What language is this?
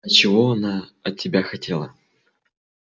Russian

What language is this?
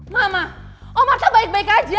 Indonesian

